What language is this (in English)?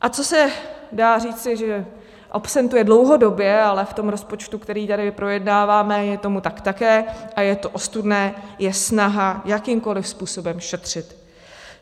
Czech